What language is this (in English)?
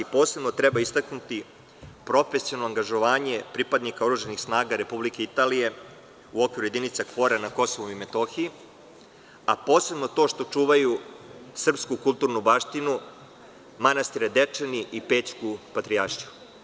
Serbian